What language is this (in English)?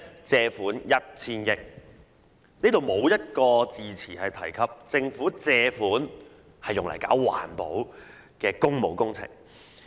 Cantonese